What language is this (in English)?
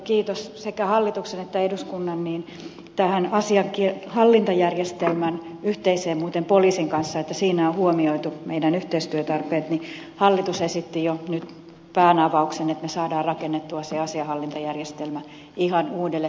Finnish